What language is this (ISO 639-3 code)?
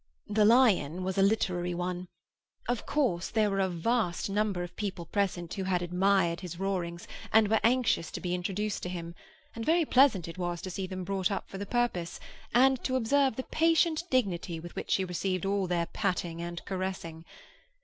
eng